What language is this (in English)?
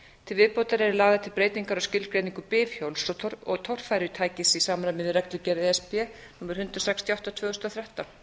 Icelandic